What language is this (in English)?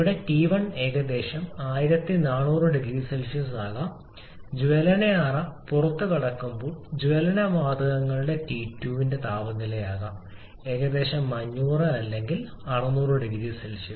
Malayalam